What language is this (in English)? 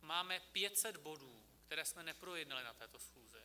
Czech